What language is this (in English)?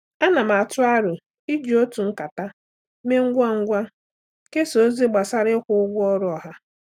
Igbo